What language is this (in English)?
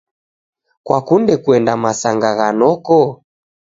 Taita